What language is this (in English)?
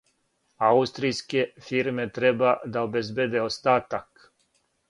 Serbian